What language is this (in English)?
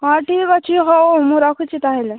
Odia